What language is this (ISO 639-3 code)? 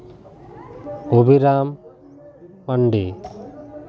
sat